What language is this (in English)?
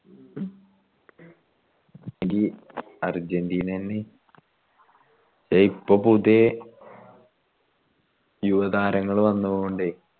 Malayalam